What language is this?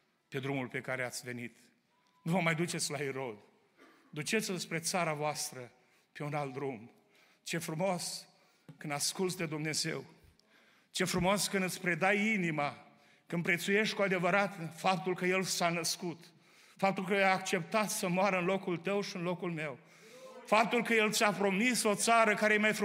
Romanian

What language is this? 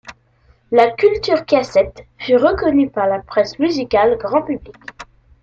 French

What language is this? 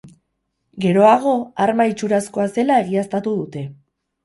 Basque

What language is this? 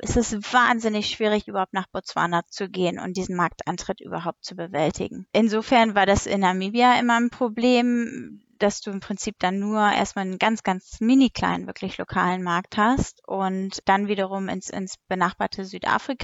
German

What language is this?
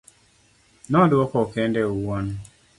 Luo (Kenya and Tanzania)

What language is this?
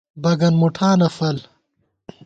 Gawar-Bati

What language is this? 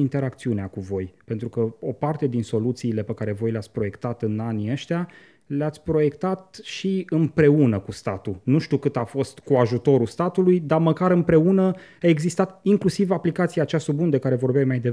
Romanian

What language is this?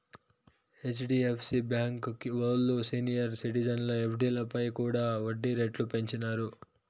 Telugu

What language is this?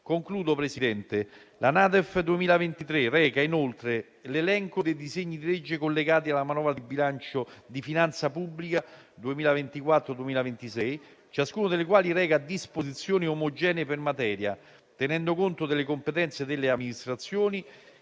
Italian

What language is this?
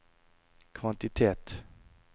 Norwegian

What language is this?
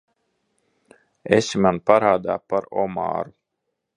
Latvian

